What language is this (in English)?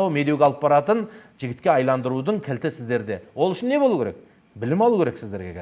Turkish